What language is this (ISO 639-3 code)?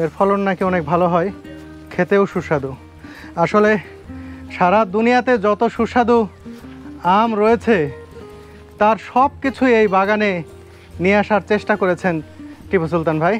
ron